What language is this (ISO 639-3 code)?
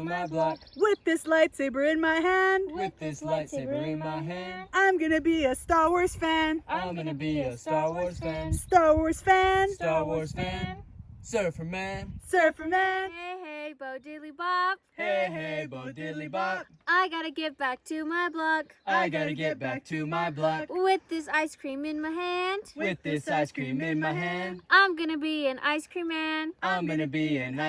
eng